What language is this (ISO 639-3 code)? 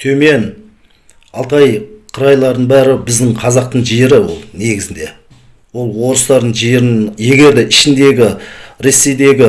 kaz